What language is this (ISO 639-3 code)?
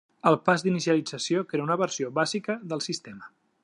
cat